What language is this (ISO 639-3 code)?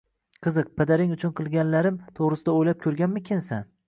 uzb